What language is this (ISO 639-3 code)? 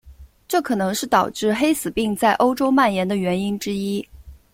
zho